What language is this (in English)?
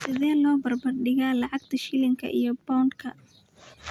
Somali